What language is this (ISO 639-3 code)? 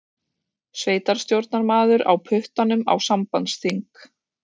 isl